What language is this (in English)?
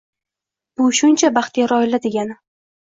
Uzbek